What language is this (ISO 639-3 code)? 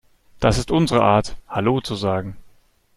deu